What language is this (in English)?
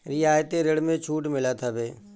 Bhojpuri